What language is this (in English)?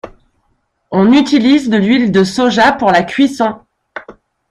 French